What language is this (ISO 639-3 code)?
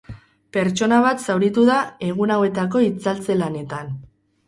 eus